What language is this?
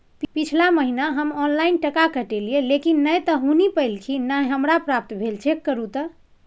Maithili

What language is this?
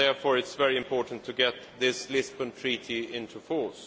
English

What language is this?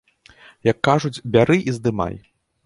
Belarusian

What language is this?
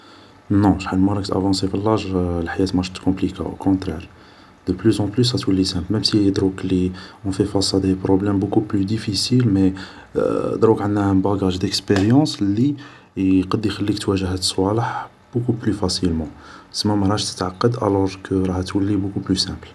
Algerian Arabic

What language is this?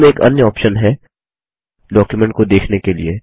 Hindi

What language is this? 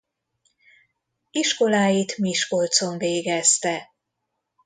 Hungarian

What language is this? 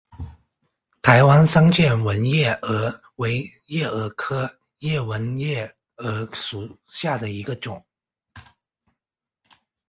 Chinese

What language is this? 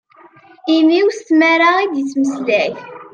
Kabyle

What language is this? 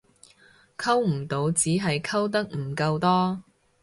Cantonese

